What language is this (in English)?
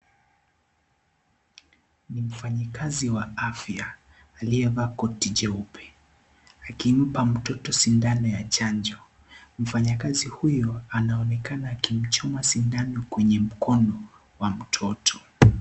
Swahili